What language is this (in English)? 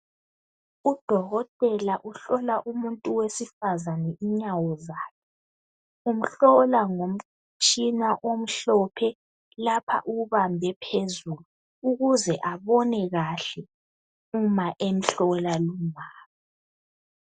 North Ndebele